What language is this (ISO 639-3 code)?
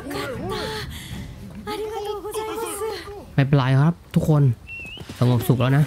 tha